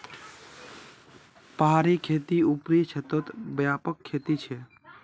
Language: Magahi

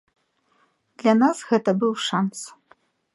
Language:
Belarusian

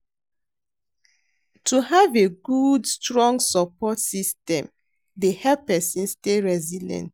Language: Nigerian Pidgin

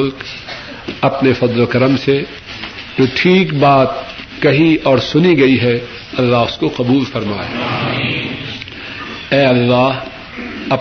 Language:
Urdu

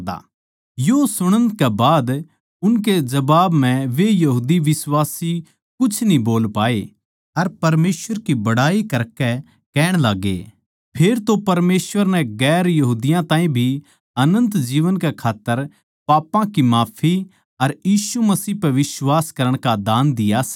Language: Haryanvi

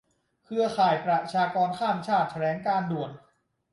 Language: Thai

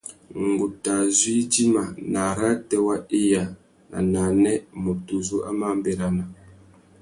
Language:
Tuki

